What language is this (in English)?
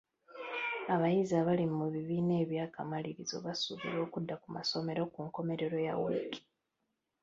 Ganda